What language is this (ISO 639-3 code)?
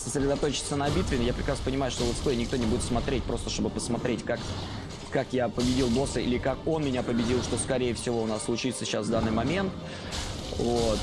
rus